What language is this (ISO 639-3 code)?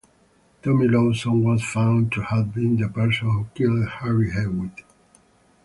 eng